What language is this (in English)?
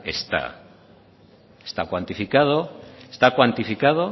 Spanish